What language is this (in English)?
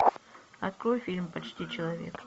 Russian